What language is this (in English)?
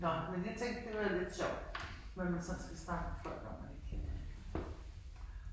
Danish